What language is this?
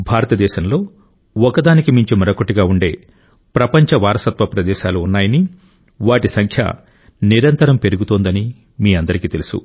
Telugu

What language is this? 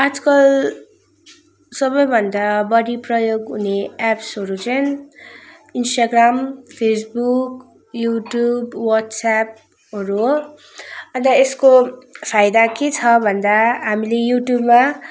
Nepali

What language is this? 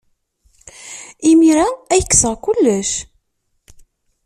Kabyle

